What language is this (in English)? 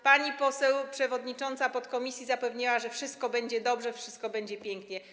Polish